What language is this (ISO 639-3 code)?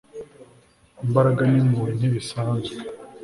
kin